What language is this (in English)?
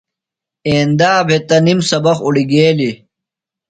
Phalura